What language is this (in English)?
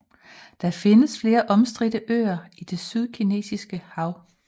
Danish